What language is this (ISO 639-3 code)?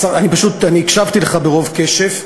heb